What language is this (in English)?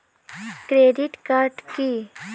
Bangla